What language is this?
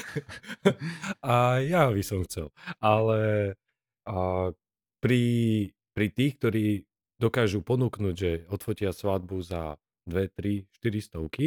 Slovak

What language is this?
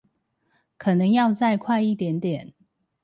Chinese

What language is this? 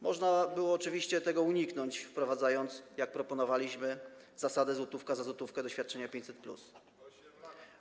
Polish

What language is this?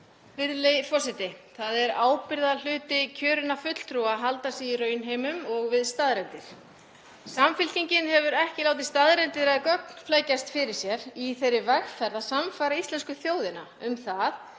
Icelandic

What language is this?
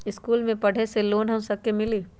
Magahi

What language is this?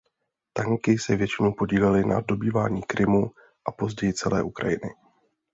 Czech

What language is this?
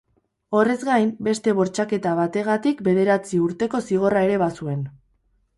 Basque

